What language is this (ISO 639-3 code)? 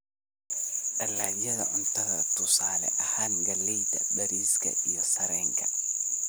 som